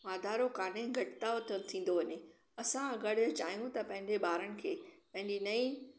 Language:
Sindhi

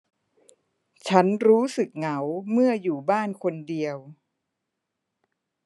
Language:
Thai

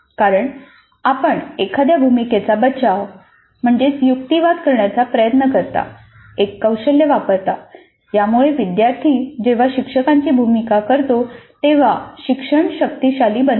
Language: Marathi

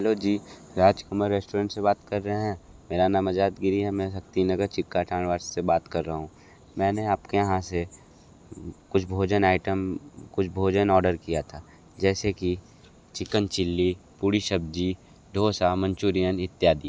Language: Hindi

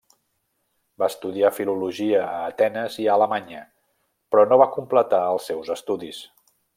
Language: Catalan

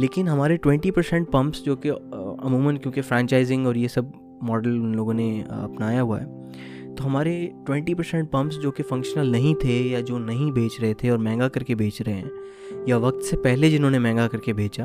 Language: Urdu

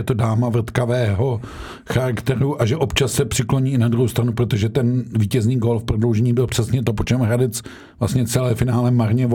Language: Czech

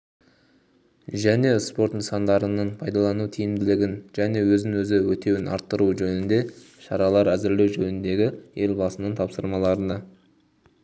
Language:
Kazakh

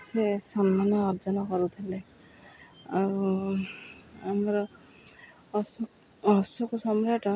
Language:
Odia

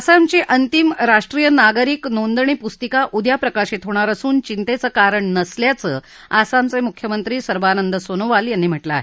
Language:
Marathi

